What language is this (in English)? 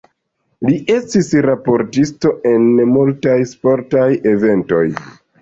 Esperanto